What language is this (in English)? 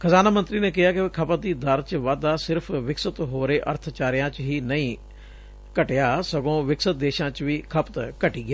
Punjabi